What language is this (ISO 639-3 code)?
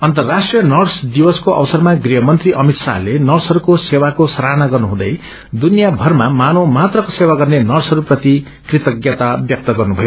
nep